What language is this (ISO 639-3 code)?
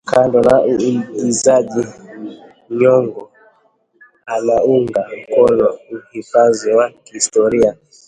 swa